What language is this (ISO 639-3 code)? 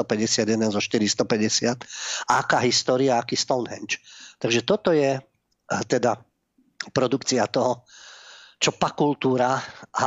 slk